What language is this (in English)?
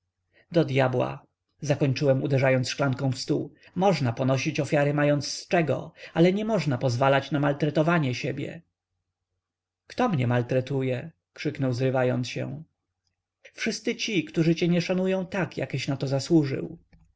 Polish